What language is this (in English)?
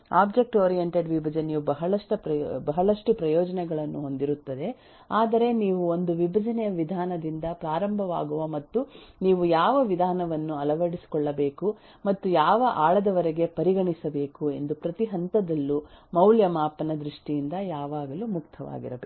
Kannada